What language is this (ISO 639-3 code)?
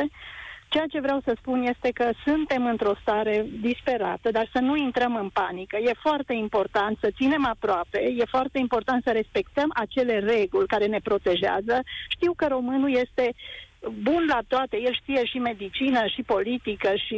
ron